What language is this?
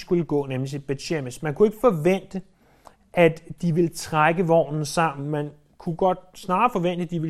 Danish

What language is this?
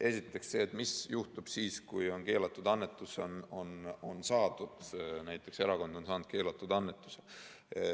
Estonian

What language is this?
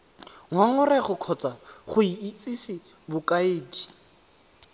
Tswana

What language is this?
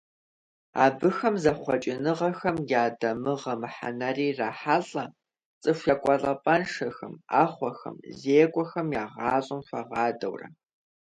Kabardian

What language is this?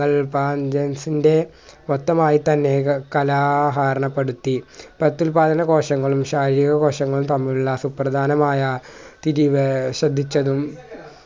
Malayalam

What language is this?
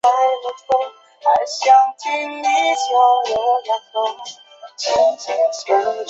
Chinese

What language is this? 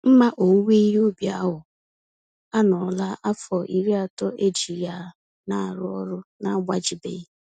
Igbo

